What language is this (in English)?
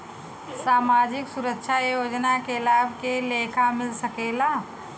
Bhojpuri